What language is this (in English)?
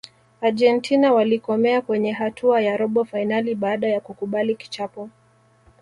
Swahili